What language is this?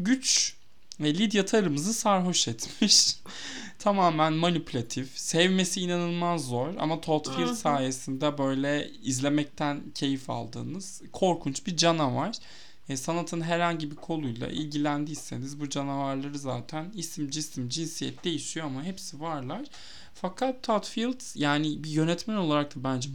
Turkish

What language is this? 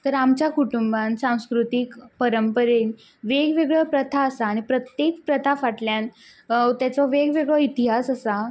Konkani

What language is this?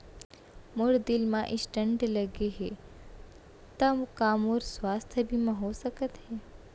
Chhattisgarhi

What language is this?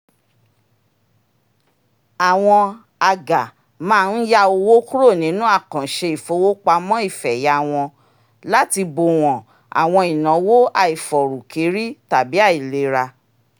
Yoruba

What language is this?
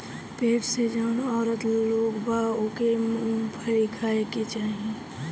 Bhojpuri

